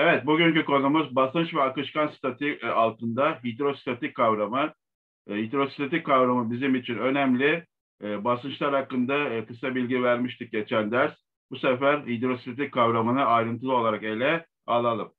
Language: Turkish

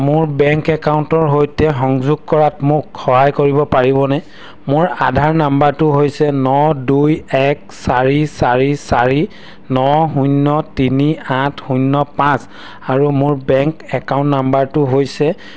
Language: Assamese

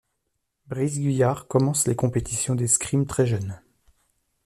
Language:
French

